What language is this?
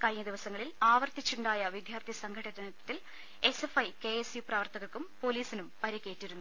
Malayalam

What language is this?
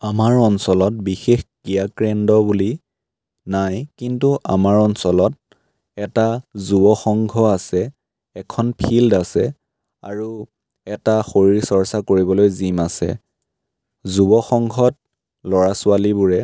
Assamese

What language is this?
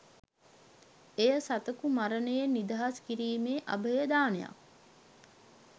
Sinhala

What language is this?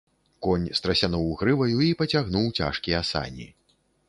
Belarusian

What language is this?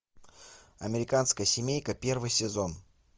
Russian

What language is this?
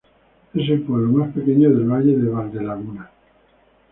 Spanish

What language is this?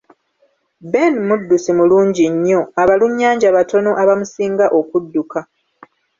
Ganda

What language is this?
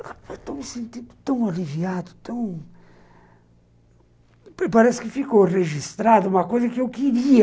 Portuguese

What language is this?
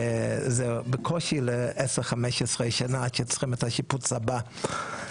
Hebrew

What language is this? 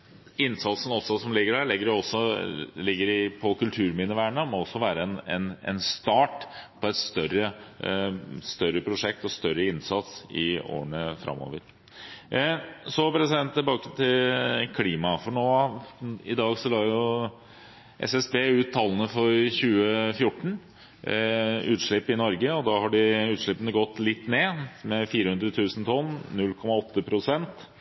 Norwegian Bokmål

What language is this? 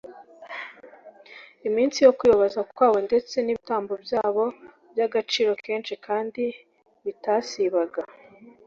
Kinyarwanda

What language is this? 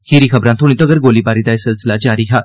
Dogri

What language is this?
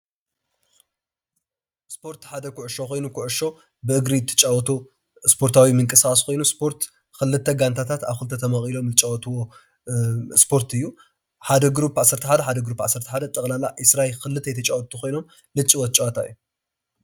Tigrinya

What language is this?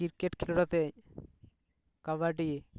Santali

